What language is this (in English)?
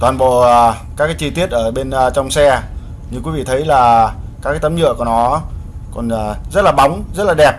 Vietnamese